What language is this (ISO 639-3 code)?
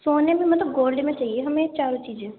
urd